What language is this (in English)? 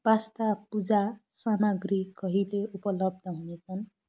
Nepali